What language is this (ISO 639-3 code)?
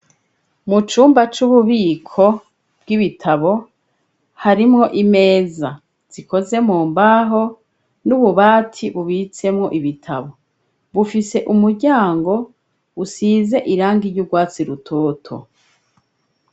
run